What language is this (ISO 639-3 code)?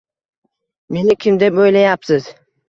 uzb